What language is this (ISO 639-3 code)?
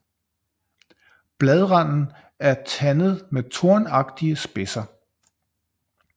dan